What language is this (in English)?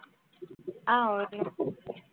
Tamil